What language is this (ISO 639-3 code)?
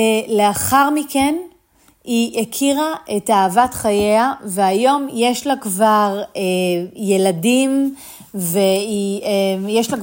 heb